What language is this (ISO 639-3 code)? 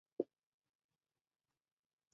zho